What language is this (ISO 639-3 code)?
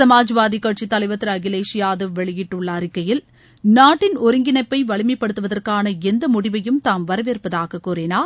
tam